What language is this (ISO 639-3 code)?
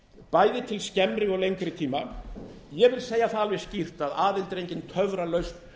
isl